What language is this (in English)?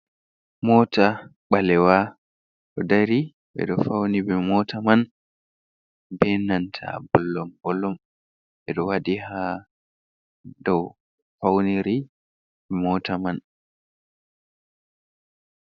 Fula